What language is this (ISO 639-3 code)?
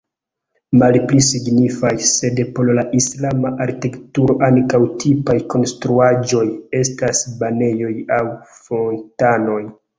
epo